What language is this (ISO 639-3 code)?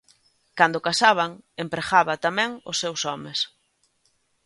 glg